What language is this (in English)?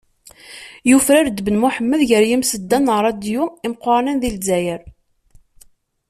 Kabyle